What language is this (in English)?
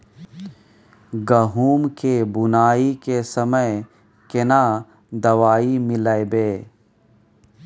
Maithili